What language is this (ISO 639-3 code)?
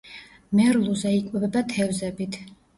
kat